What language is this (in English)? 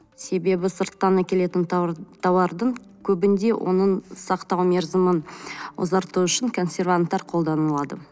Kazakh